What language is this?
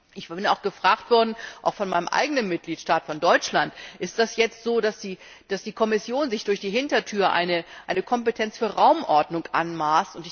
German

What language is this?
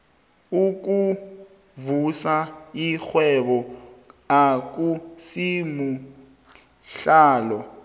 South Ndebele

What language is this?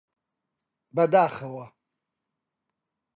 Central Kurdish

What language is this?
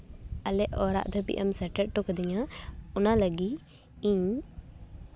Santali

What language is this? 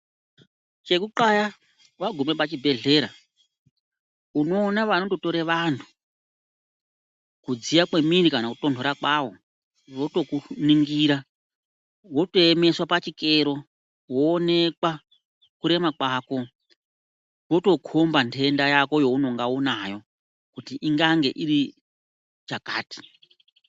Ndau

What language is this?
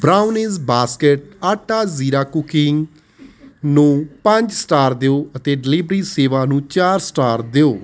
Punjabi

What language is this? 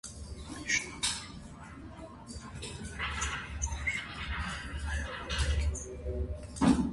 Armenian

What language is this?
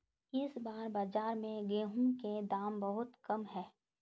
Magahi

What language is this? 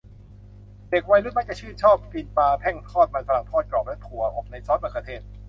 Thai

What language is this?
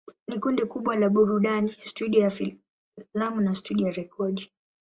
Swahili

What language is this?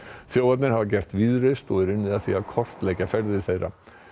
Icelandic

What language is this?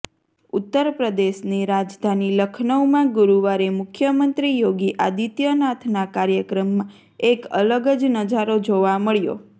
Gujarati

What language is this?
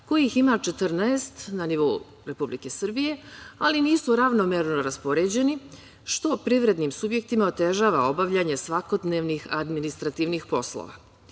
Serbian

